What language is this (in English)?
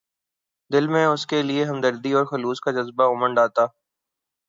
Urdu